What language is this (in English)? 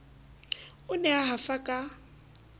Southern Sotho